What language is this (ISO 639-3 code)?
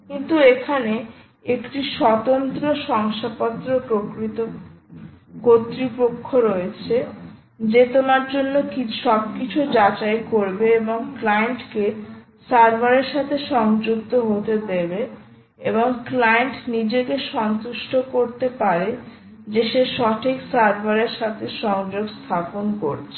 ben